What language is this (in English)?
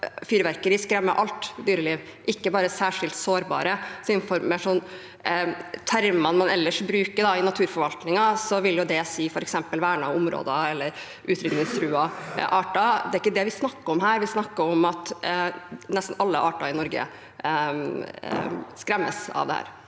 Norwegian